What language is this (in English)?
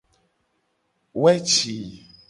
Gen